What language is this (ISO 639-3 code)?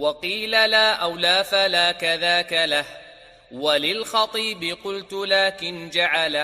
ara